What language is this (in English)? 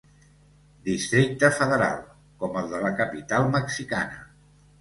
Catalan